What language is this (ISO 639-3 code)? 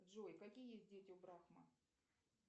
rus